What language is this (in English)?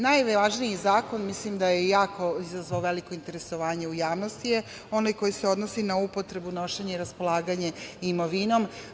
Serbian